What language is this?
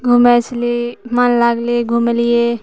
Maithili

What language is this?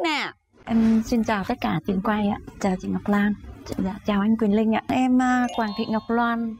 Vietnamese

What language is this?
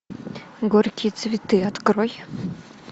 Russian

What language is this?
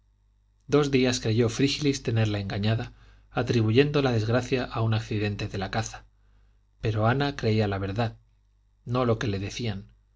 Spanish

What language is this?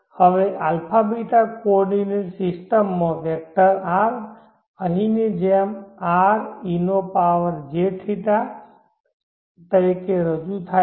Gujarati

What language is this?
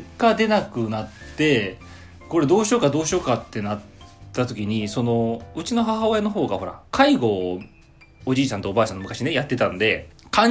Japanese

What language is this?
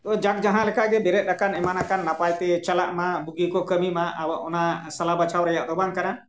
Santali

